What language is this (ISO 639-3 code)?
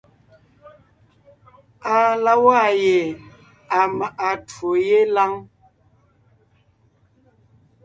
nnh